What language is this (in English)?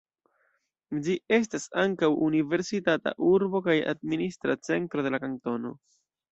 Esperanto